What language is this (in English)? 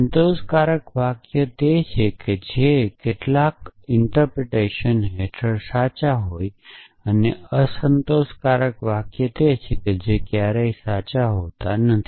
Gujarati